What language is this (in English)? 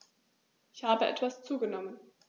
German